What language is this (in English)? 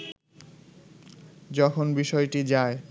Bangla